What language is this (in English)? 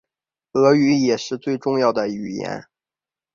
Chinese